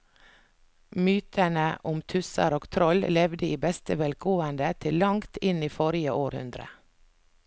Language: Norwegian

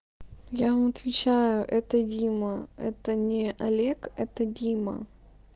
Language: Russian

